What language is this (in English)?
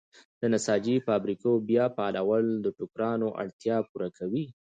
Pashto